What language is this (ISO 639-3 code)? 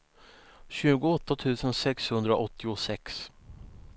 swe